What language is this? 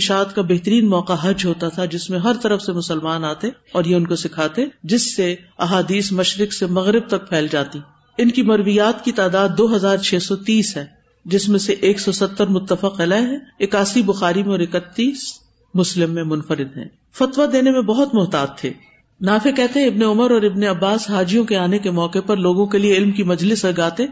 Urdu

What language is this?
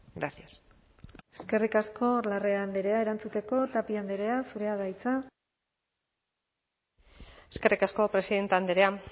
Basque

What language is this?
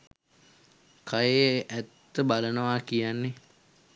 Sinhala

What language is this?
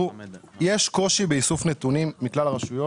Hebrew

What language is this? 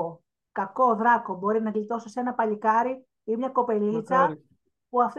Greek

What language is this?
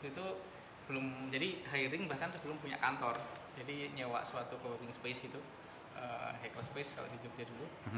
Indonesian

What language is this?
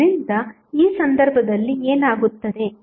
Kannada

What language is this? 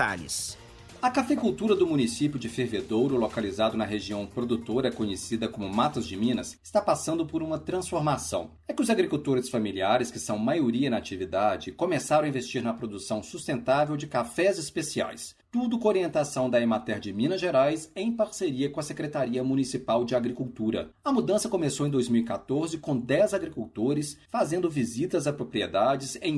Portuguese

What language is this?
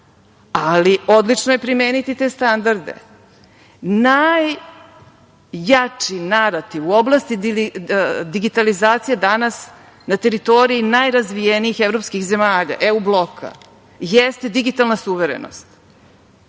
Serbian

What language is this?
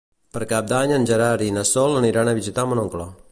Catalan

